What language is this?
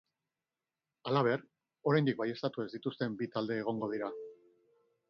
Basque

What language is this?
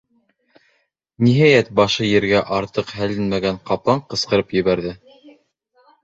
Bashkir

